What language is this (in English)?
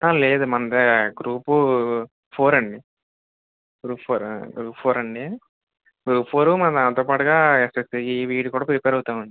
Telugu